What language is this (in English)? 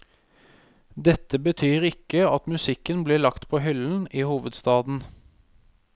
Norwegian